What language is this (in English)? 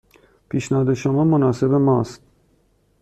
Persian